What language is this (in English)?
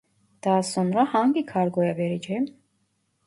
Turkish